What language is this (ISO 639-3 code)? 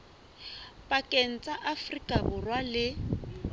sot